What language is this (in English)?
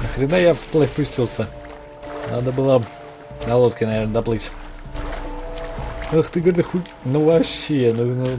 Russian